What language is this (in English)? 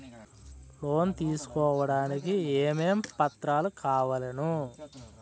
Telugu